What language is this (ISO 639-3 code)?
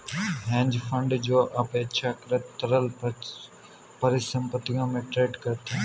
hin